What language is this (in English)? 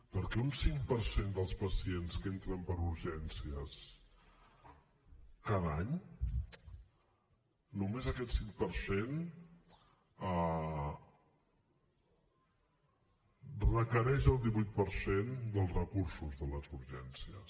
Catalan